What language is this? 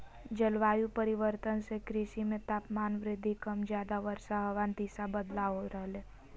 Magahi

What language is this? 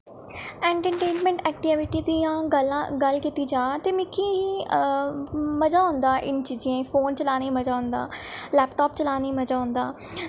Dogri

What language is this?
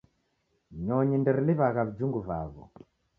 Taita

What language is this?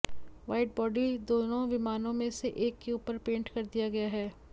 Hindi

